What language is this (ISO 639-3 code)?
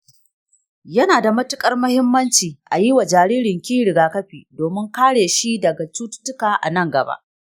hau